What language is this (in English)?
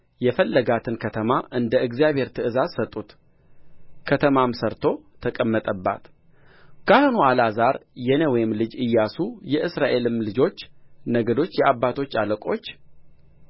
Amharic